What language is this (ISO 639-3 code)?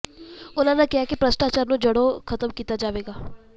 pan